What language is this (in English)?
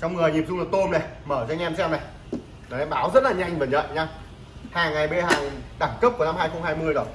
Vietnamese